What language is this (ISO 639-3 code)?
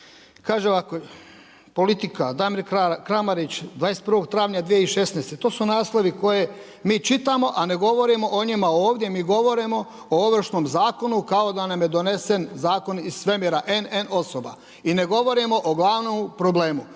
hrv